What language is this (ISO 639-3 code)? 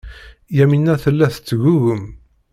kab